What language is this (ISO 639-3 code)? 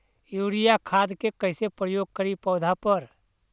mag